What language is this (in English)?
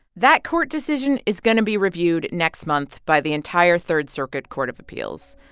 English